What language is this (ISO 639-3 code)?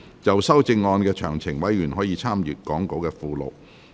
yue